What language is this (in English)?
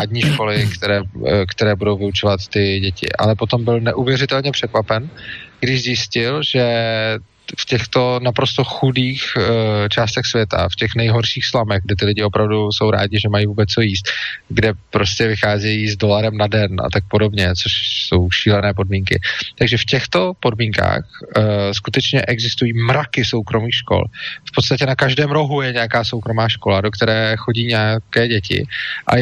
Czech